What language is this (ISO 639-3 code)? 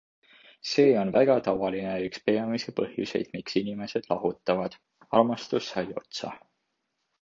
est